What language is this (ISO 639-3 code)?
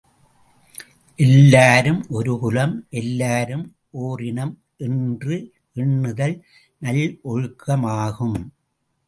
tam